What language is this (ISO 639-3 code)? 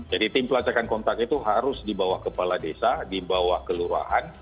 ind